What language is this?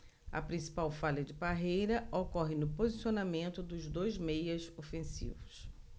Portuguese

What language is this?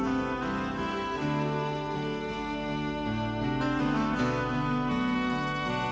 Indonesian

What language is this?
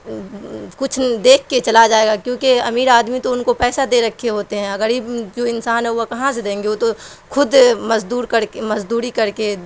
Urdu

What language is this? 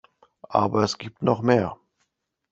German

